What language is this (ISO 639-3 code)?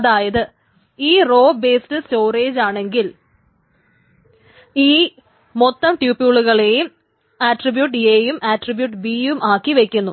mal